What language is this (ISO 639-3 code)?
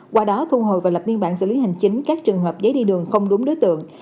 vie